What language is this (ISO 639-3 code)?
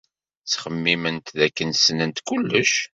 kab